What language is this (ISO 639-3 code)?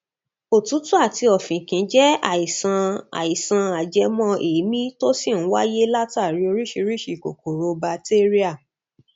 yor